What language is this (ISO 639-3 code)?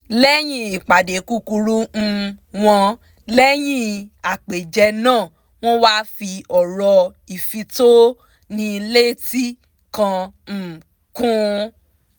yor